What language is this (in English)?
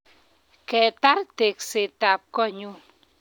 Kalenjin